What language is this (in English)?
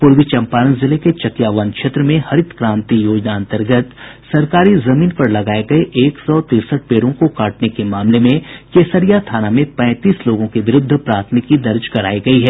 Hindi